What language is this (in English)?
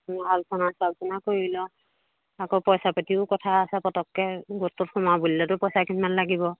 Assamese